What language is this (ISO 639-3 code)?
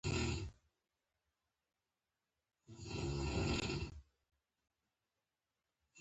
pus